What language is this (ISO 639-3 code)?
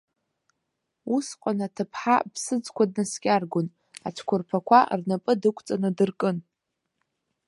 abk